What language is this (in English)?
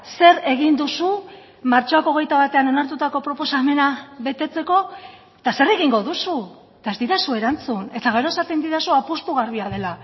Basque